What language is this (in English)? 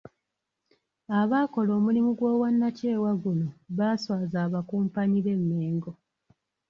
Ganda